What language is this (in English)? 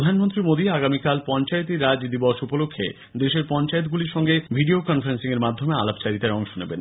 Bangla